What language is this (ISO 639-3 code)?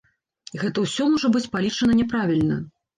bel